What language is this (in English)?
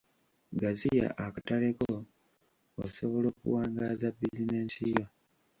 Ganda